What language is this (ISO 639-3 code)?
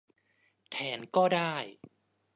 tha